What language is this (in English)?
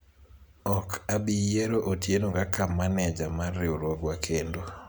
Luo (Kenya and Tanzania)